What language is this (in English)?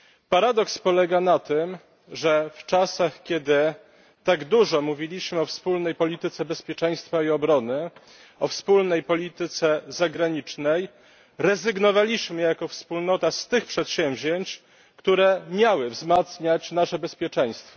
Polish